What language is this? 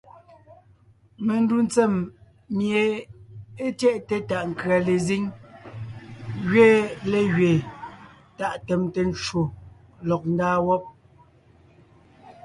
Ngiemboon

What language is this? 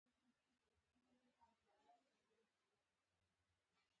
Pashto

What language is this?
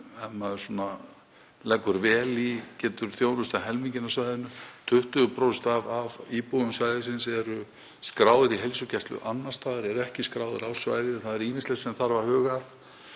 Icelandic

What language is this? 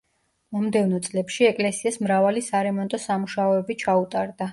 Georgian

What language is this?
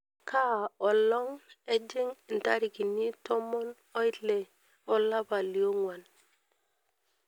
Masai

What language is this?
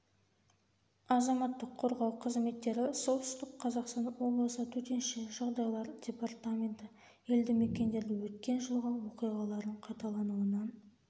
Kazakh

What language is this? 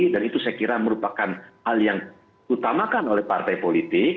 Indonesian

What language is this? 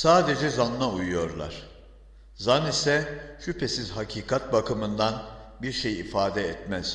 Turkish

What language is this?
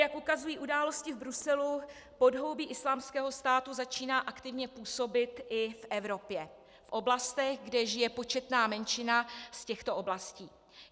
Czech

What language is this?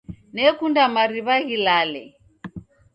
Taita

